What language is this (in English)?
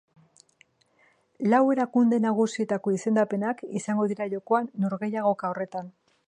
Basque